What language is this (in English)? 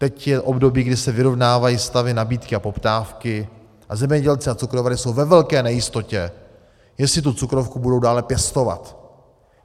Czech